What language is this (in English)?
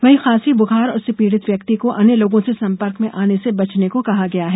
Hindi